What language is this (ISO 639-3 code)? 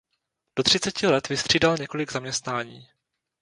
ces